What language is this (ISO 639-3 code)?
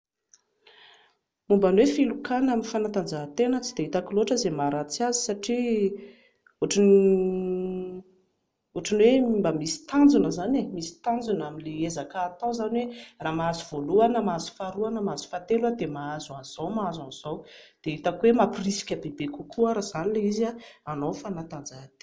mlg